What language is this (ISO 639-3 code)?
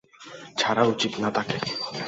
ben